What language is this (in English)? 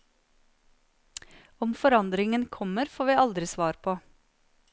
Norwegian